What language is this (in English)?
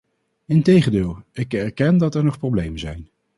Dutch